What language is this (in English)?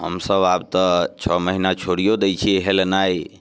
Maithili